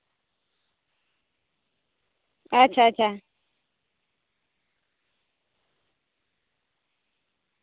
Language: Santali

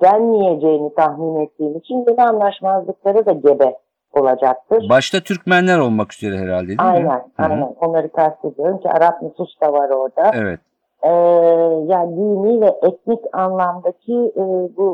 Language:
Turkish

